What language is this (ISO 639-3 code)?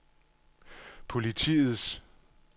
dan